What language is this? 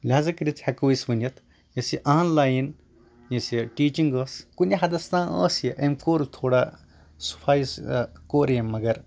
Kashmiri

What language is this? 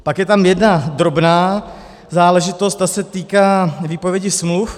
Czech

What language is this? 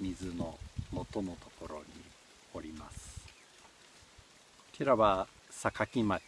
Japanese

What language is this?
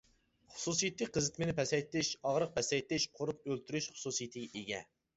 Uyghur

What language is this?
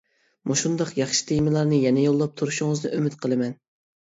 Uyghur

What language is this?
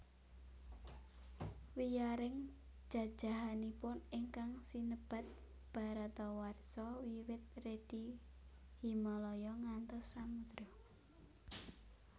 Javanese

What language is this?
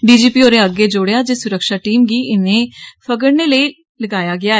Dogri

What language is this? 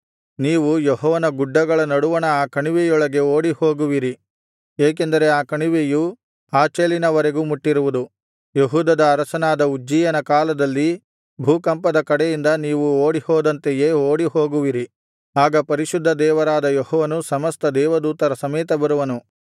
Kannada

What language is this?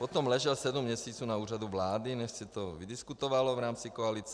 Czech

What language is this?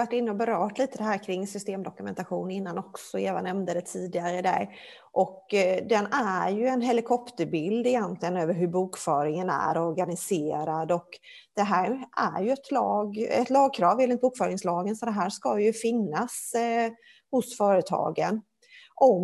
Swedish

